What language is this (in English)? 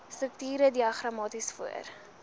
Afrikaans